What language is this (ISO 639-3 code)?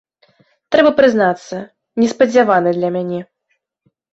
bel